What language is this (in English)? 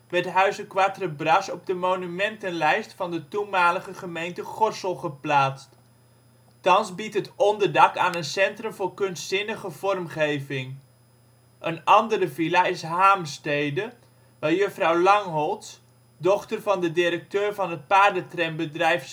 Dutch